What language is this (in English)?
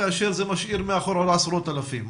Hebrew